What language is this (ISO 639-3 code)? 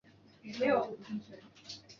zho